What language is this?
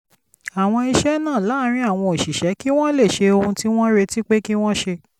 Yoruba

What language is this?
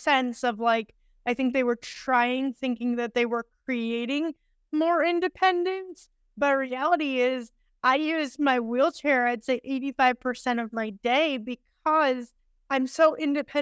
English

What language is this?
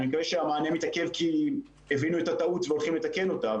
Hebrew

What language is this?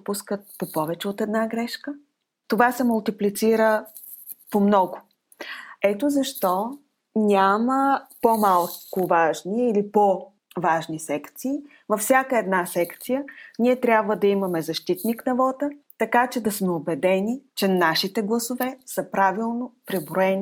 Bulgarian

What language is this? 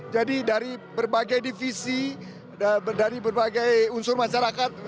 Indonesian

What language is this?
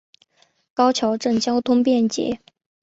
Chinese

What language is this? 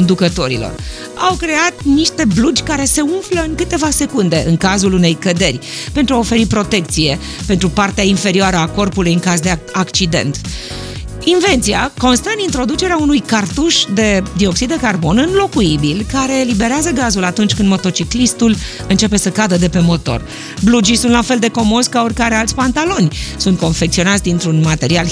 Romanian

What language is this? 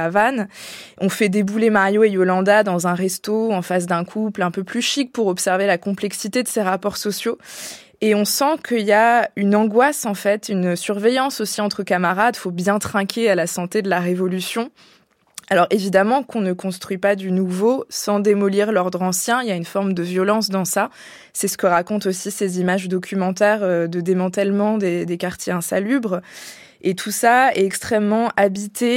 French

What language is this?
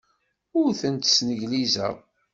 Kabyle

